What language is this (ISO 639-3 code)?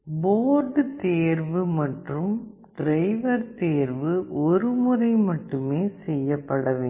tam